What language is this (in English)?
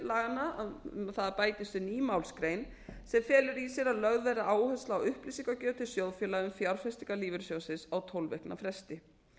Icelandic